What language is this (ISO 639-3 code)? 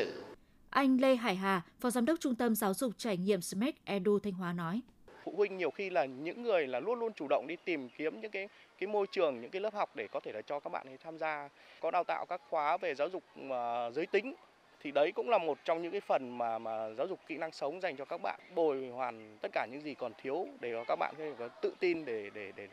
vie